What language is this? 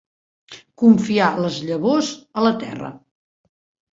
Catalan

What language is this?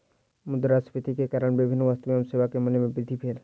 Maithili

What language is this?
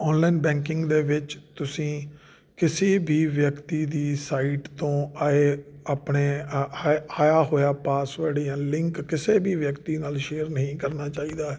Punjabi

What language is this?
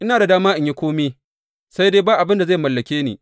Hausa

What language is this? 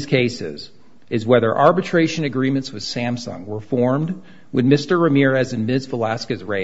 English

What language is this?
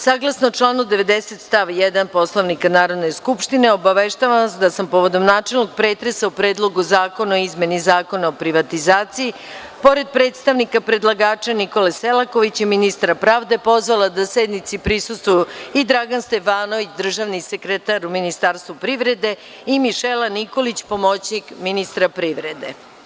Serbian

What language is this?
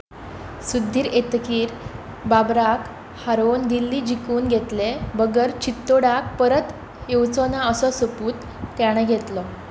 Konkani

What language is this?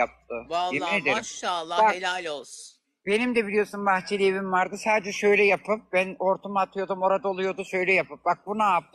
Turkish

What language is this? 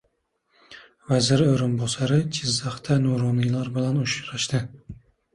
Uzbek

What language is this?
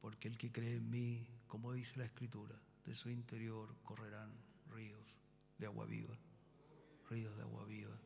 Spanish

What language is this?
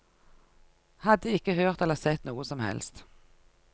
Norwegian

